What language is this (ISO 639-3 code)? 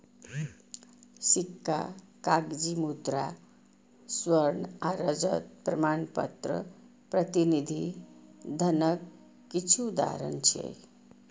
mai